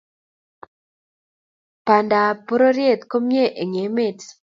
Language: Kalenjin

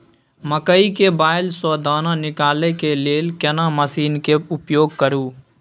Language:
Maithili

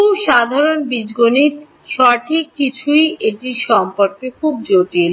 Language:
Bangla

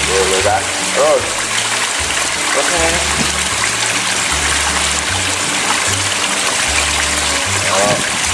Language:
Indonesian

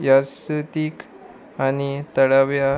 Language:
Konkani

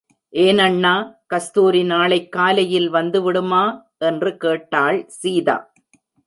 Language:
Tamil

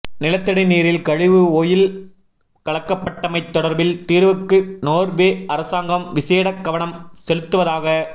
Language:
Tamil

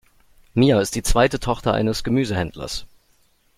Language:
German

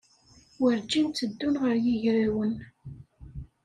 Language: Kabyle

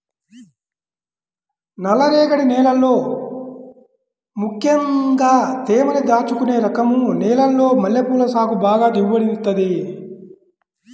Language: Telugu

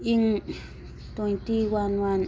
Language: Manipuri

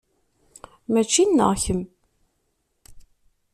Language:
Kabyle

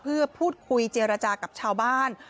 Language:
Thai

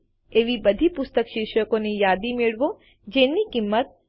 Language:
Gujarati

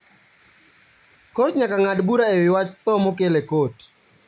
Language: Luo (Kenya and Tanzania)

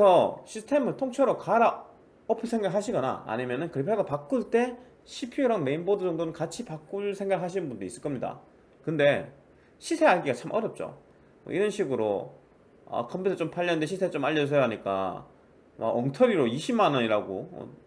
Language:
Korean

